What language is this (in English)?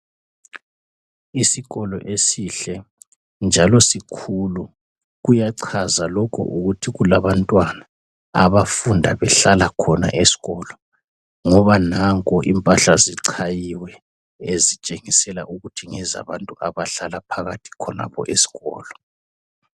North Ndebele